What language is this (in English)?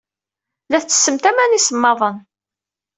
Kabyle